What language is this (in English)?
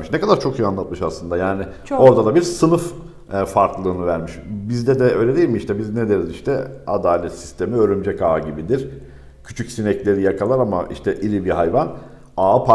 Turkish